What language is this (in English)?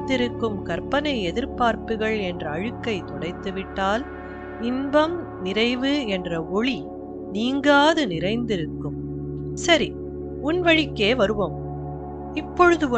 Tamil